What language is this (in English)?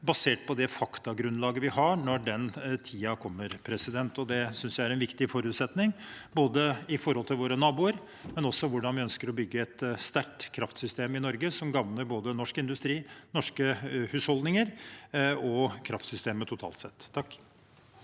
Norwegian